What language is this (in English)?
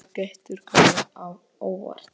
Icelandic